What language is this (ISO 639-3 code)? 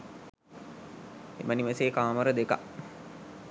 sin